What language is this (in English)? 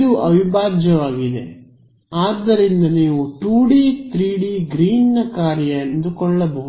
Kannada